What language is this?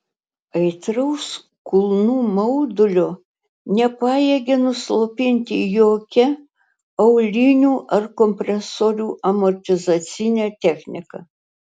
Lithuanian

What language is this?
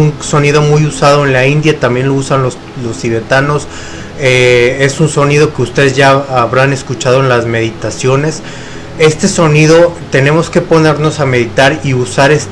Spanish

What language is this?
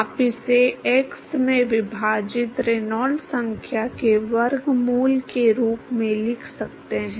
Hindi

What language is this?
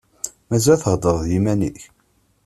Kabyle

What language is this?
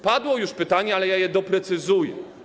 Polish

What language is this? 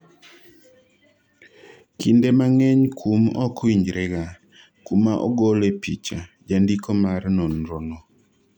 Luo (Kenya and Tanzania)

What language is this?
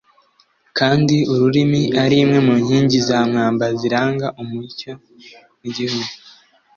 Kinyarwanda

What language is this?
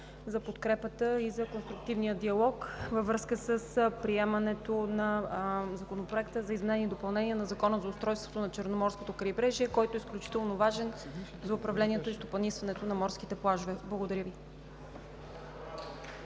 Bulgarian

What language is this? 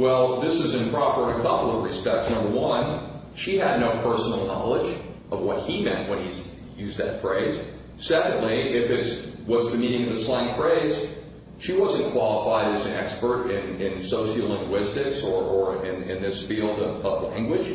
English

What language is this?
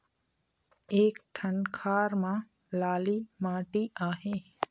Chhattisgarhi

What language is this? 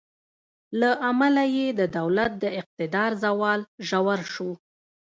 Pashto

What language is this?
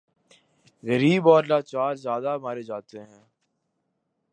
Urdu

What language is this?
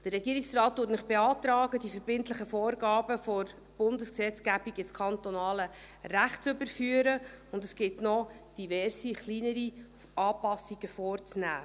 Swiss German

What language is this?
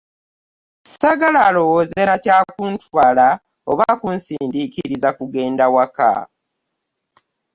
Ganda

